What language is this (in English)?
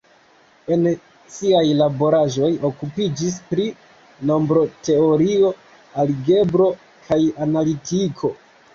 Esperanto